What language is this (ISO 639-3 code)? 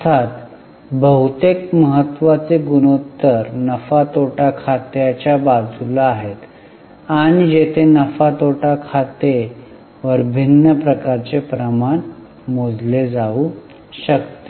mar